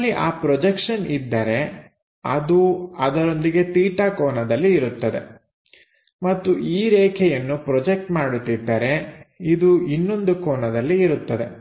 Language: Kannada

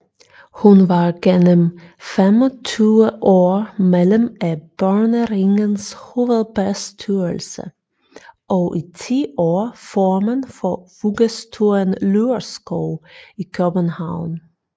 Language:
Danish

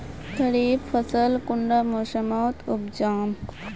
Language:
Magahi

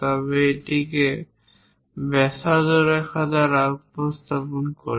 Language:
Bangla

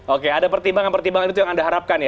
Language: Indonesian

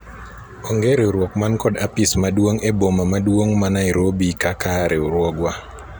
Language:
Luo (Kenya and Tanzania)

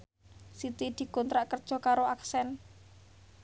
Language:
Javanese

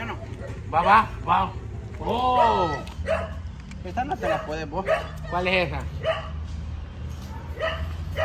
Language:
Spanish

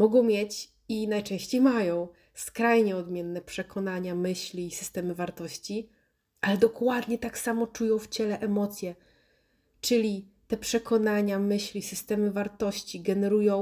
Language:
Polish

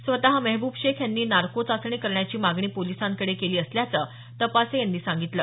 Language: Marathi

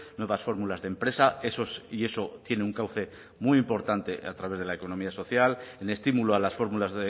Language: Spanish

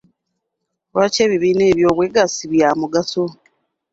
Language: Ganda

